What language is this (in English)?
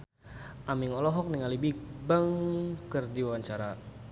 Sundanese